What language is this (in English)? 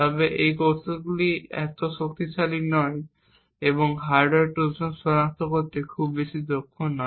Bangla